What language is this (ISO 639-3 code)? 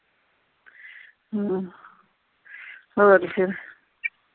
pan